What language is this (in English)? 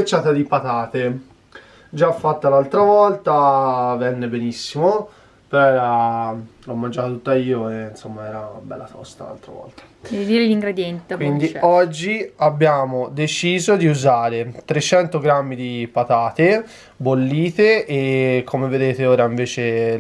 Italian